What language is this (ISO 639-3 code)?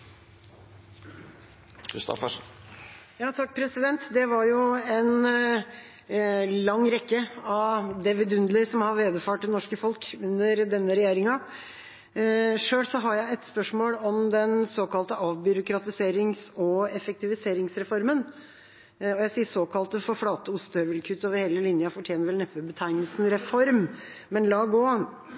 nor